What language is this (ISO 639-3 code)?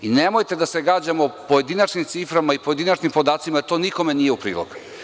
srp